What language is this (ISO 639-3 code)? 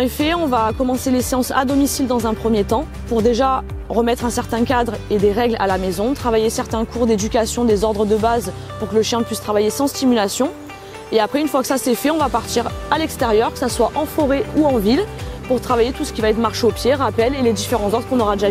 fra